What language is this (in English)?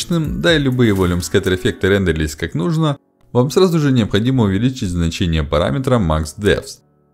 Russian